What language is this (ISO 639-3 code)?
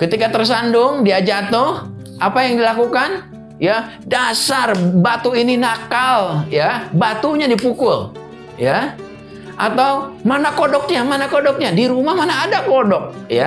ind